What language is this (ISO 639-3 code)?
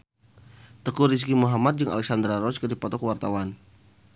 sun